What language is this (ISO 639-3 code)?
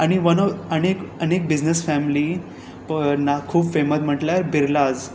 kok